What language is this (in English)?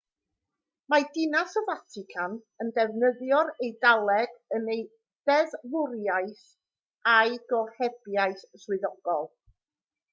Welsh